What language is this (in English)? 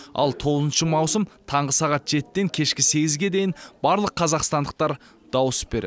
Kazakh